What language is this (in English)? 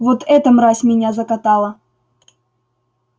Russian